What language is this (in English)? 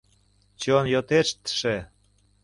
Mari